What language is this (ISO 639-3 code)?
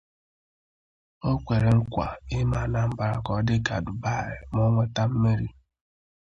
ibo